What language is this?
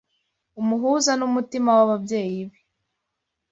Kinyarwanda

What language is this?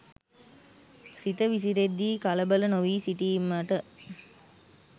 Sinhala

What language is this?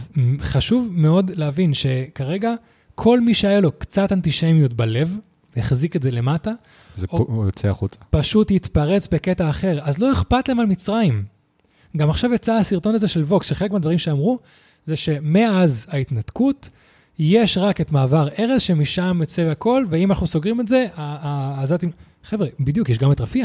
Hebrew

